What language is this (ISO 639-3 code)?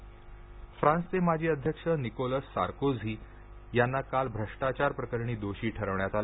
mar